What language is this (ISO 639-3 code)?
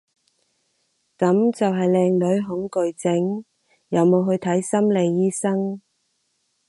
yue